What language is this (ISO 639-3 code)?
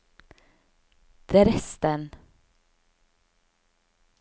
nor